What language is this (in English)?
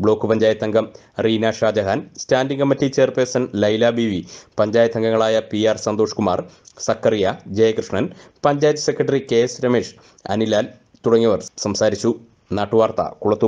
Hindi